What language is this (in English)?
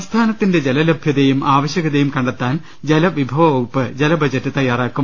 Malayalam